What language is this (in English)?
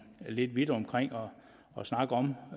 Danish